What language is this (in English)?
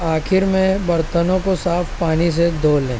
Urdu